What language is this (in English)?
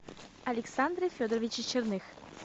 Russian